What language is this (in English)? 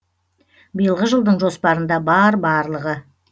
Kazakh